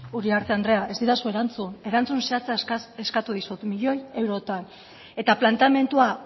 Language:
Basque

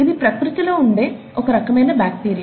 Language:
Telugu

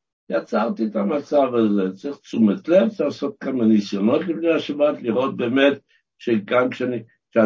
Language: Hebrew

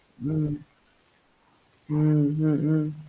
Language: Tamil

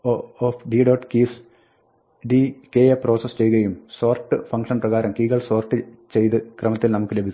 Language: Malayalam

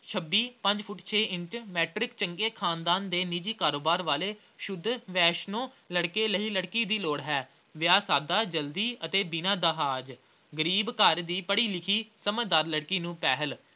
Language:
Punjabi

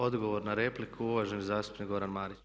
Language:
Croatian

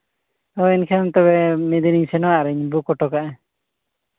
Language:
Santali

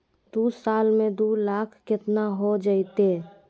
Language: Magahi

